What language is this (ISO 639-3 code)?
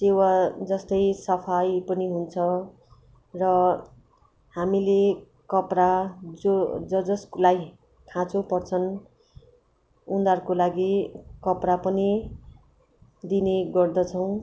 nep